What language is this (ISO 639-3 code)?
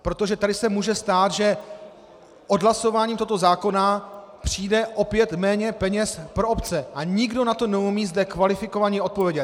ces